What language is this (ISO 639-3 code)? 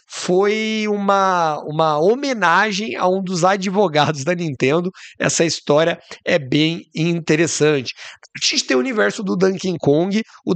por